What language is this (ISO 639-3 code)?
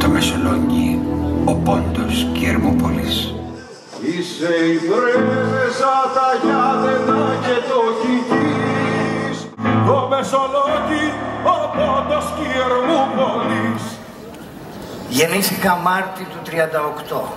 ell